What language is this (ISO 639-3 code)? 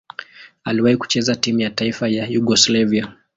swa